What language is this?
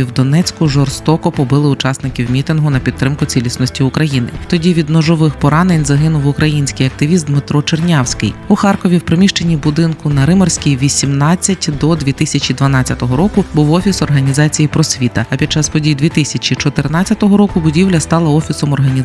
Ukrainian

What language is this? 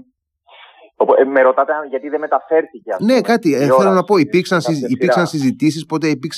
Greek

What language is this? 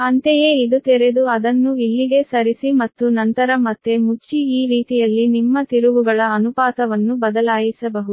Kannada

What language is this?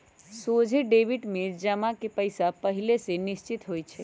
Magahi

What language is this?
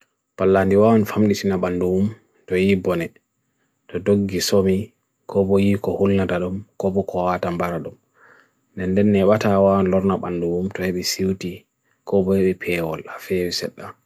Bagirmi Fulfulde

